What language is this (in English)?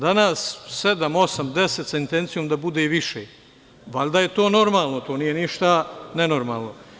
Serbian